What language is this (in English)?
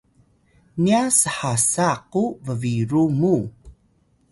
Atayal